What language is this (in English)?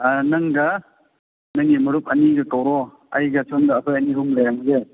Manipuri